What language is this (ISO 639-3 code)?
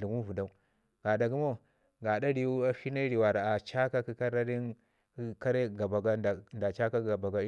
ngi